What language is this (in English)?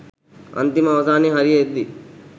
Sinhala